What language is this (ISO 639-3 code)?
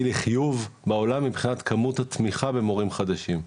heb